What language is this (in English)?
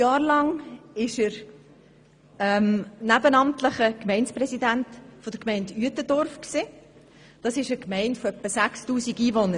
Swiss German